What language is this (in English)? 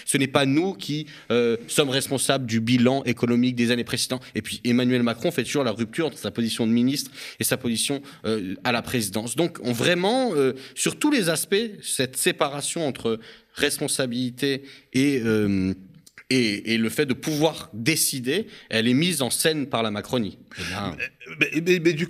French